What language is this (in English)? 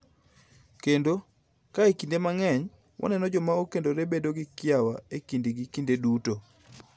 Luo (Kenya and Tanzania)